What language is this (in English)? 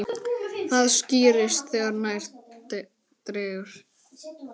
Icelandic